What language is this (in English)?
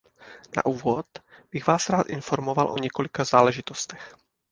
Czech